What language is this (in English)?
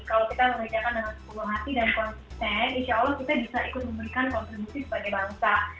Indonesian